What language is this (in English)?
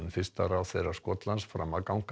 Icelandic